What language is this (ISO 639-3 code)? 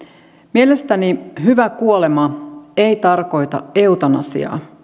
fin